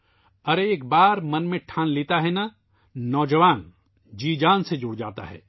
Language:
Urdu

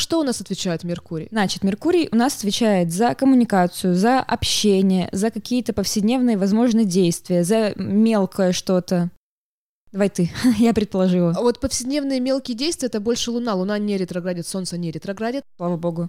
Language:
Russian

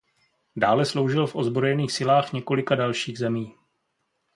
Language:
Czech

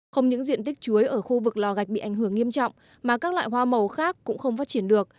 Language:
Vietnamese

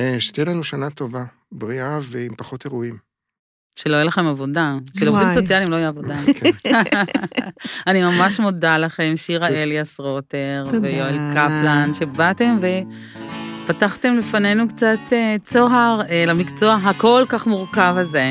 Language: Hebrew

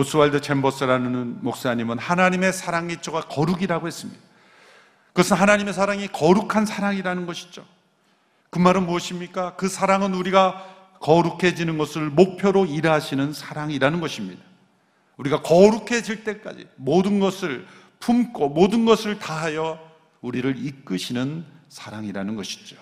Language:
Korean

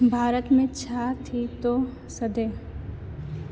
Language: Sindhi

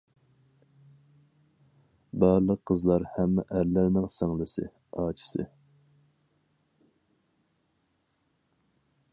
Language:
Uyghur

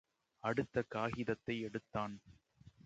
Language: Tamil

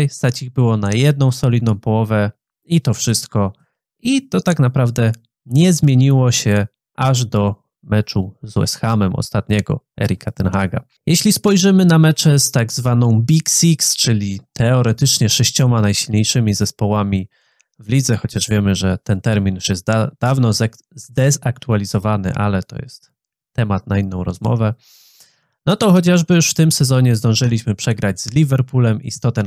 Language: Polish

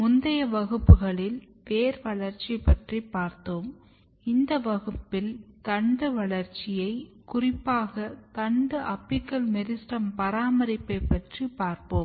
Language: Tamil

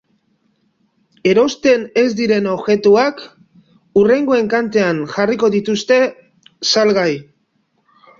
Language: Basque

